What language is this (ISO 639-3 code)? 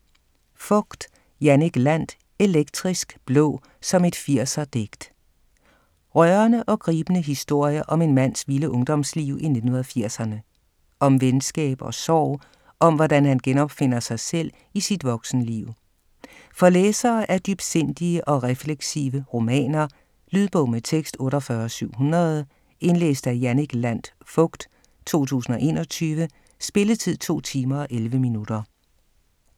dan